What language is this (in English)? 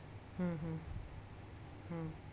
Marathi